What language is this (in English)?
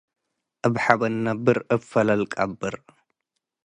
Tigre